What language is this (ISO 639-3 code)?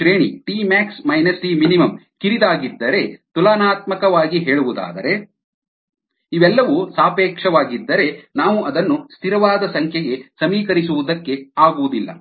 kan